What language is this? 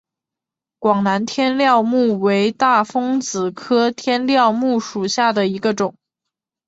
Chinese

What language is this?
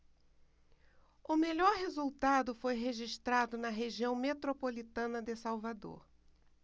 Portuguese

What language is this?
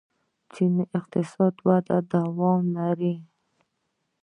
Pashto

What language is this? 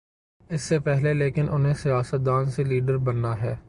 Urdu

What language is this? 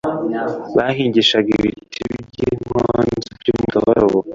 Kinyarwanda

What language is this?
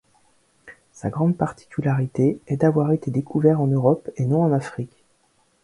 French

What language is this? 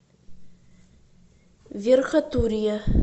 Russian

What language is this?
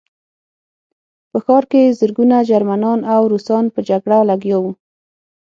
Pashto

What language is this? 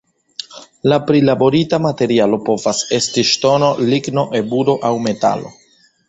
Esperanto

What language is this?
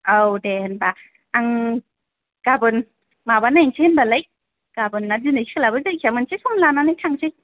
Bodo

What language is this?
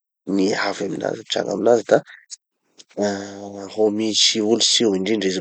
Tanosy Malagasy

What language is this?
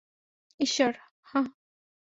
Bangla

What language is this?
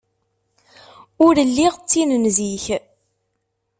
Kabyle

